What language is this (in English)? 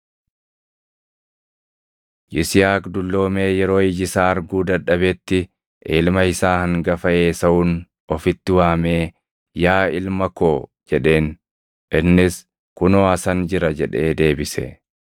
Oromo